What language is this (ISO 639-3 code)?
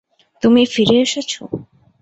ben